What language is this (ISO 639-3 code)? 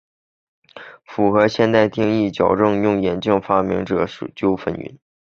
zho